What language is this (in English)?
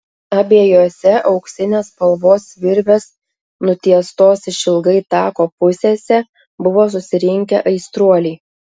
Lithuanian